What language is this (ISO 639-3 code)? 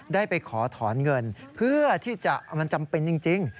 tha